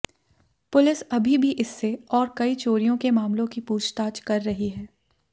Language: Hindi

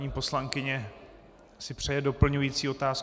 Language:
Czech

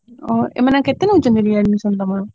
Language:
Odia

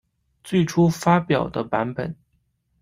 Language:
Chinese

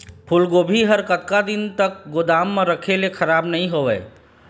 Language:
Chhattisgarhi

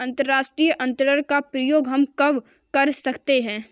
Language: Hindi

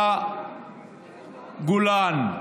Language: Hebrew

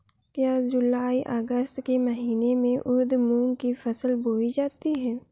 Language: Hindi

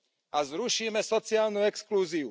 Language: Slovak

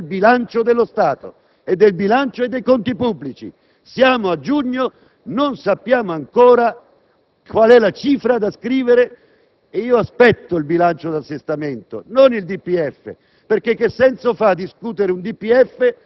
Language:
Italian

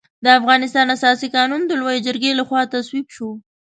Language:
Pashto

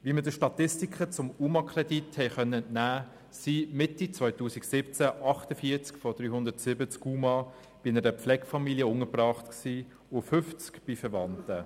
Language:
Swiss German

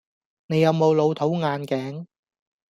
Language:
Cantonese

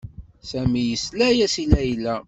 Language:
Kabyle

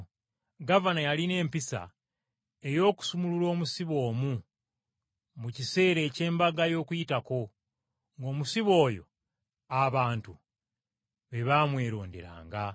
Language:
Ganda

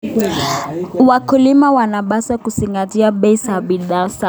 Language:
Kalenjin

